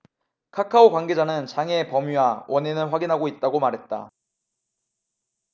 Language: Korean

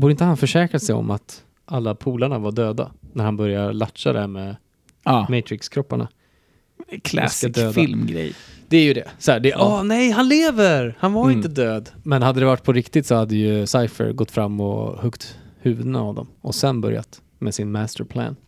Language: Swedish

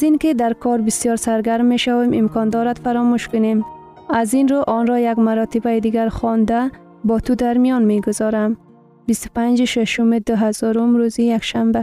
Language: Persian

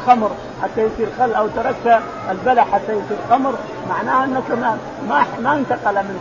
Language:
Arabic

